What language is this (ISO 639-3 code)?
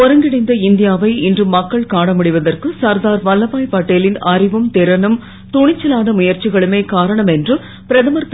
tam